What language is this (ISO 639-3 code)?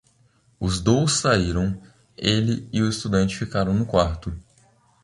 por